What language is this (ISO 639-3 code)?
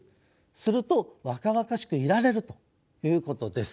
jpn